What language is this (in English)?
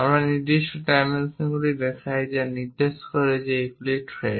Bangla